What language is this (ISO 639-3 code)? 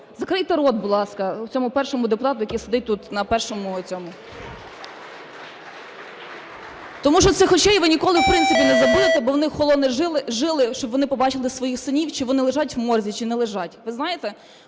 ukr